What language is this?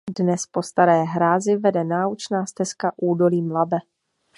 Czech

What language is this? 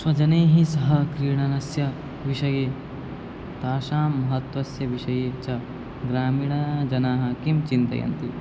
Sanskrit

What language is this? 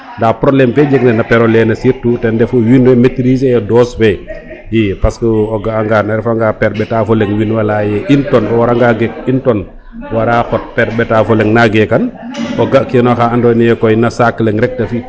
Serer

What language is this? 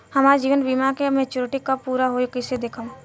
Bhojpuri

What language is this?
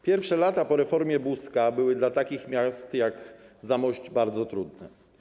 Polish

